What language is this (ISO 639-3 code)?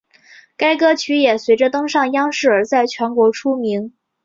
zho